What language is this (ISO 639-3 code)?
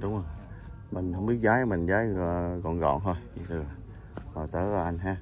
vie